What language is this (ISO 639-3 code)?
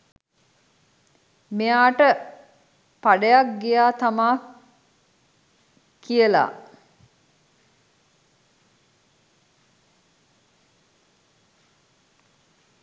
sin